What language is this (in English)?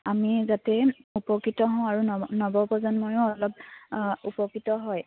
Assamese